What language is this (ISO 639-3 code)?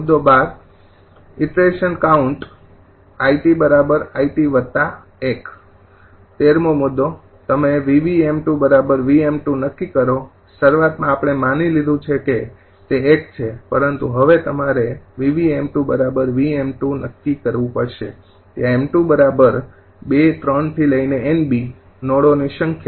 guj